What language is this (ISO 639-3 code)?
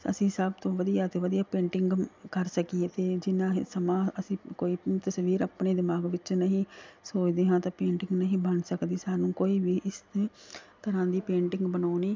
pan